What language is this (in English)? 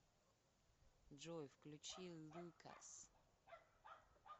Russian